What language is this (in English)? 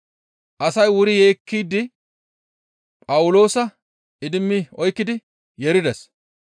Gamo